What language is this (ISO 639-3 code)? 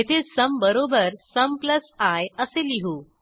mar